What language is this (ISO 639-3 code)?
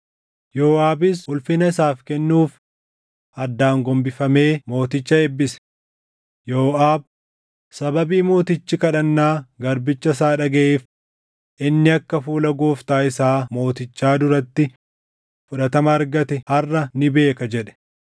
orm